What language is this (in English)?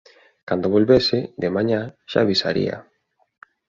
Galician